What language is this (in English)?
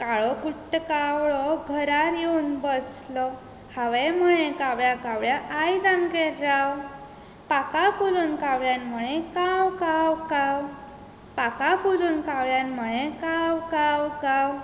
Konkani